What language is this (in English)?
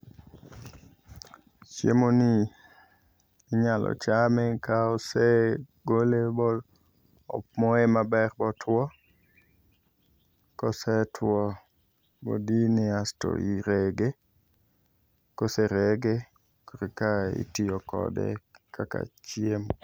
Luo (Kenya and Tanzania)